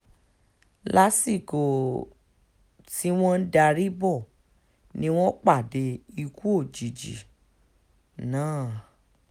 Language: Yoruba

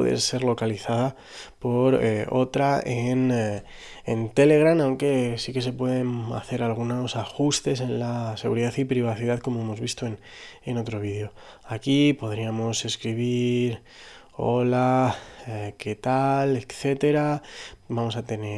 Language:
Spanish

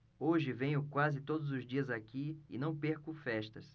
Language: Portuguese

